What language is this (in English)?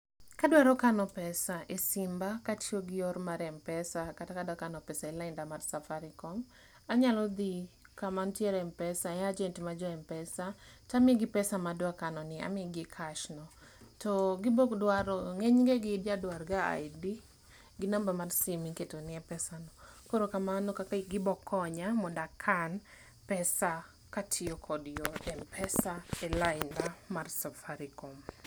Luo (Kenya and Tanzania)